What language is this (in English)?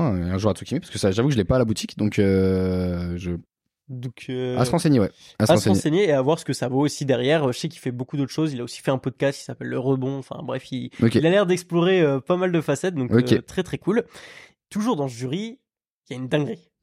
French